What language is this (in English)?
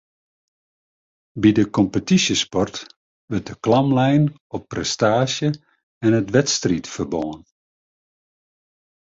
Western Frisian